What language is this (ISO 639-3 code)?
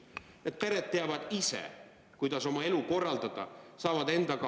est